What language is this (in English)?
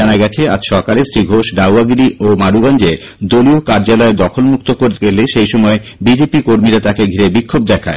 Bangla